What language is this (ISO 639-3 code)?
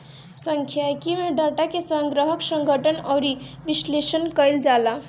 bho